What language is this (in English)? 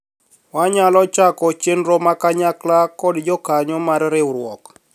Luo (Kenya and Tanzania)